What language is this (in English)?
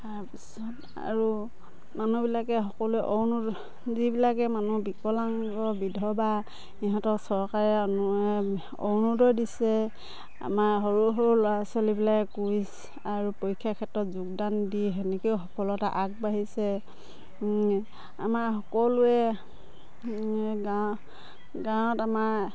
Assamese